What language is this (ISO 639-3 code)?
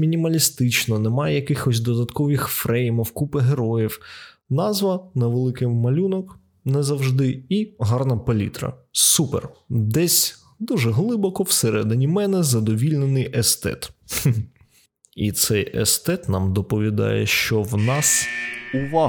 ukr